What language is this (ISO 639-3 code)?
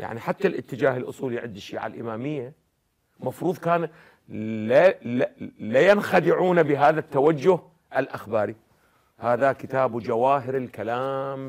ara